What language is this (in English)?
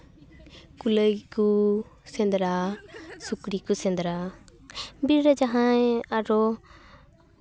Santali